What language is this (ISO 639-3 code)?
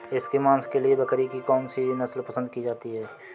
hin